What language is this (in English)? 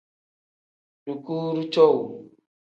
Tem